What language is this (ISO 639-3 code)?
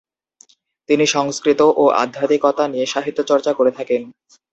ben